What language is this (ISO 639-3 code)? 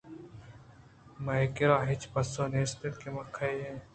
bgp